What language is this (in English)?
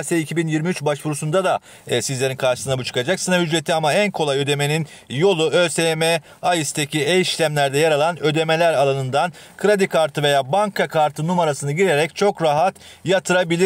Turkish